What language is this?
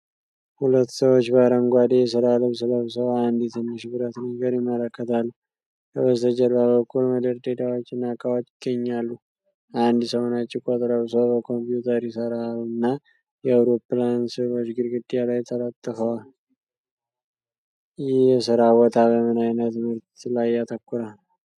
Amharic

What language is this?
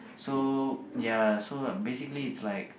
English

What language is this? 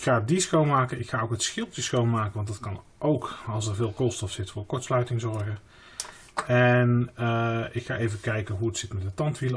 Dutch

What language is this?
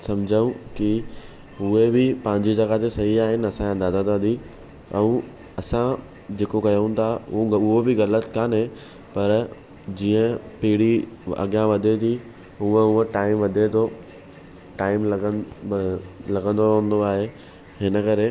Sindhi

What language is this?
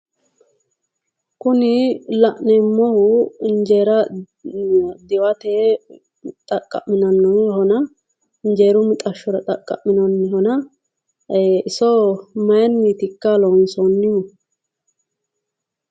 Sidamo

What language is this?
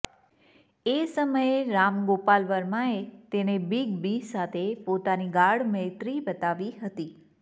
Gujarati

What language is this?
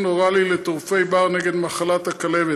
Hebrew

